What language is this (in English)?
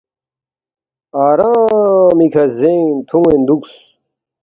Balti